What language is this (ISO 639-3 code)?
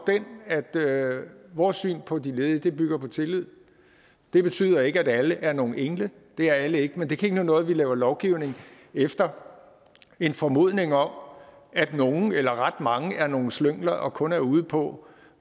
dan